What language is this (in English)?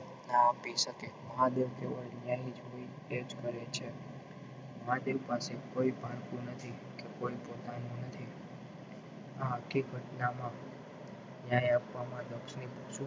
Gujarati